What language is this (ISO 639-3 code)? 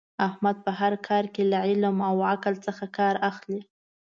pus